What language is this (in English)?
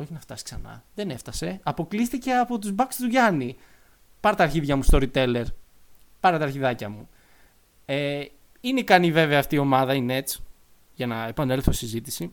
Greek